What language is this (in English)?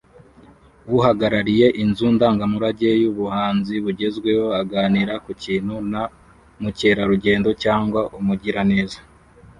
Kinyarwanda